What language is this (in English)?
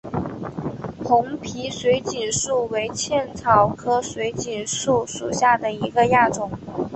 Chinese